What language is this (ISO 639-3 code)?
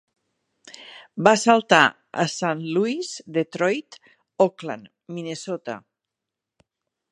cat